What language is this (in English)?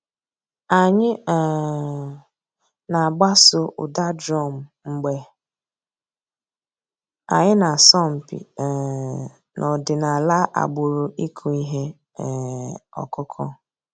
Igbo